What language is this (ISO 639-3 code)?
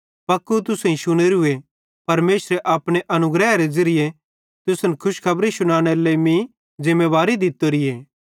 bhd